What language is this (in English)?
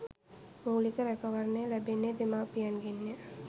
Sinhala